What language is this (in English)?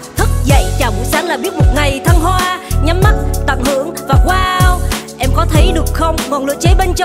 Vietnamese